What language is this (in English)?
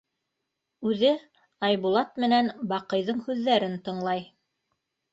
Bashkir